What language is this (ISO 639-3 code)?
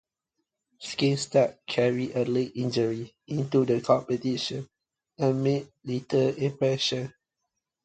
eng